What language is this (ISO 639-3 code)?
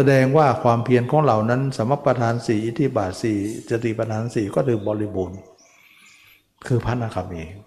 tha